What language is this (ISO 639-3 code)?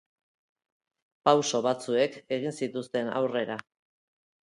eus